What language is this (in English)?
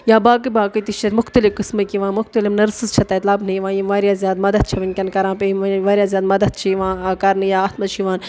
Kashmiri